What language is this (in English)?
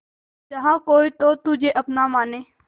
Hindi